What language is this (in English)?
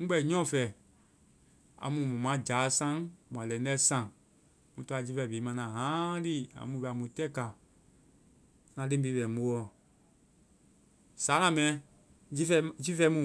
Vai